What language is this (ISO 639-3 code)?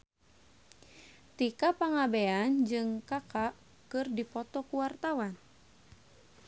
sun